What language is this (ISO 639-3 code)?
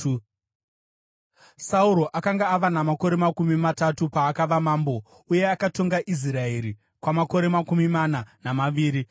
sna